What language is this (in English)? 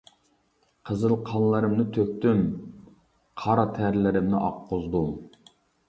Uyghur